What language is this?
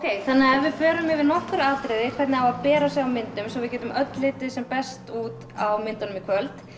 Icelandic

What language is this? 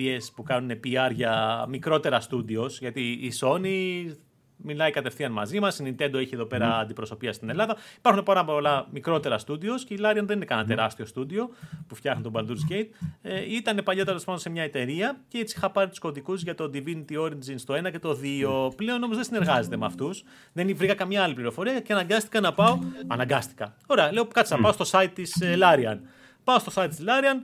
Greek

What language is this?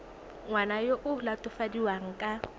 Tswana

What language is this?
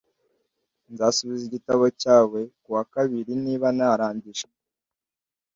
Kinyarwanda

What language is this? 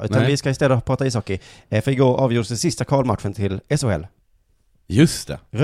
Swedish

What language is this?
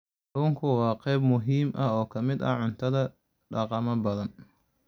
Somali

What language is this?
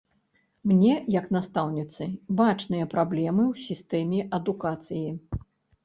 Belarusian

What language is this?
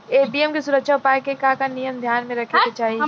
Bhojpuri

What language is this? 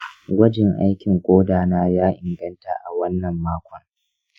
Hausa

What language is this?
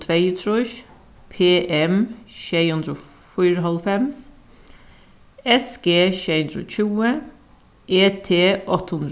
Faroese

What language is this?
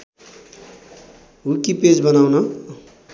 Nepali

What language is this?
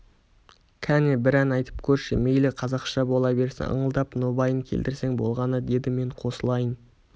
Kazakh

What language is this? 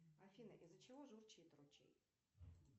Russian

